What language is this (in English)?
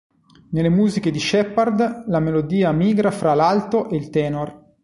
Italian